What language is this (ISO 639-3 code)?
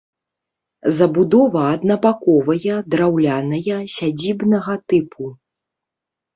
bel